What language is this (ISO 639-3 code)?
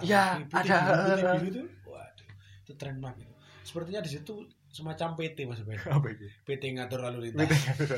ind